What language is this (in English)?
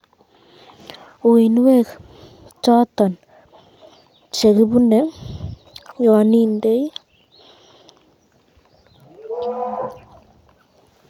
Kalenjin